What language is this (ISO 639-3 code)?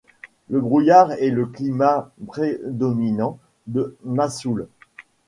fra